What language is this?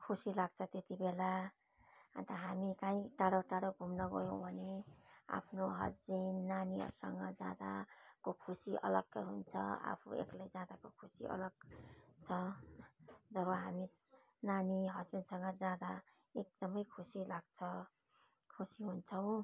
Nepali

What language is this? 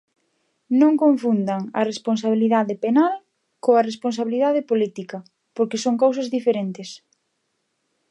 Galician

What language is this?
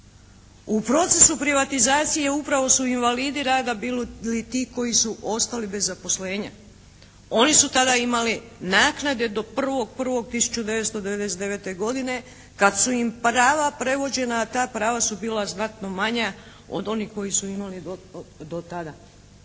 Croatian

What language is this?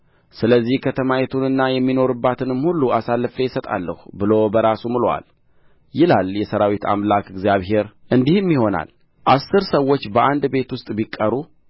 Amharic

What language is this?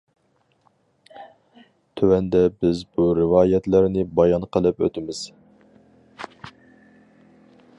Uyghur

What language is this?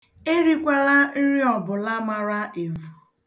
Igbo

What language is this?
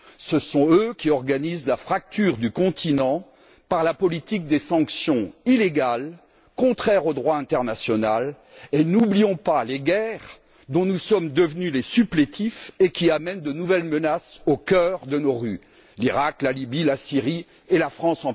French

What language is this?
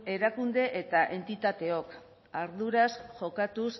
Basque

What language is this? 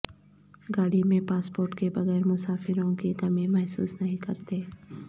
Urdu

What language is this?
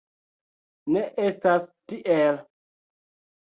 Esperanto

